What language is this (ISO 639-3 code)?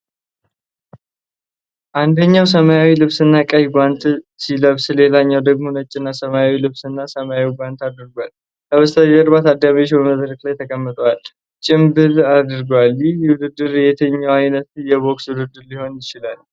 amh